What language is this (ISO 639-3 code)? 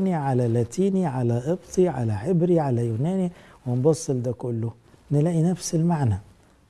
ara